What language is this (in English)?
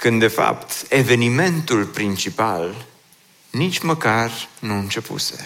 Romanian